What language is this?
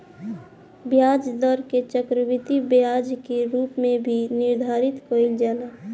Bhojpuri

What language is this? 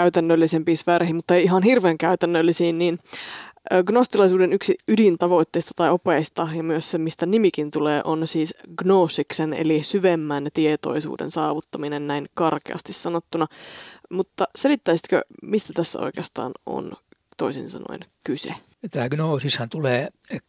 Finnish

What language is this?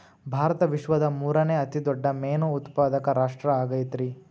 Kannada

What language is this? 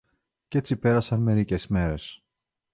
Greek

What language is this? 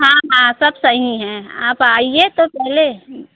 Hindi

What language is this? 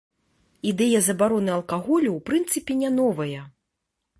Belarusian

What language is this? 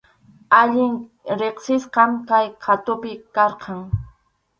Arequipa-La Unión Quechua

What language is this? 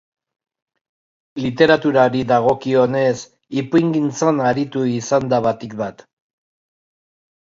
Basque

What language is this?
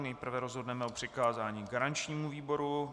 Czech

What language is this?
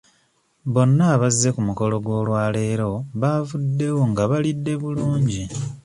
Ganda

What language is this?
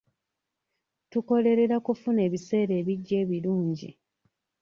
Ganda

